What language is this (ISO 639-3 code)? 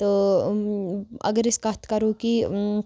kas